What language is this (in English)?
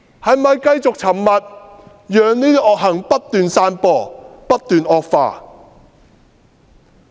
Cantonese